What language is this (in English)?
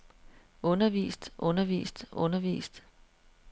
Danish